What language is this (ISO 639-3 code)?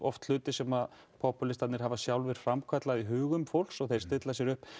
isl